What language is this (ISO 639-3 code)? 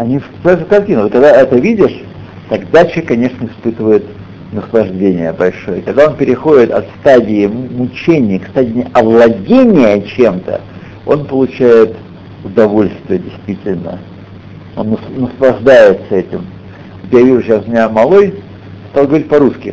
rus